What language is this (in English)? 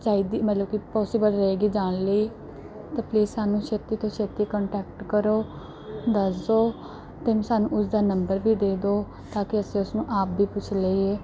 Punjabi